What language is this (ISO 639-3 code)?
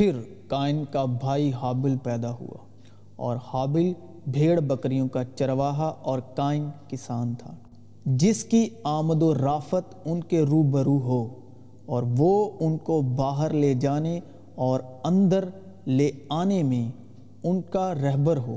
urd